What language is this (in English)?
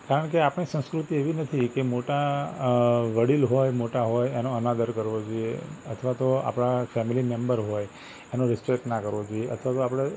Gujarati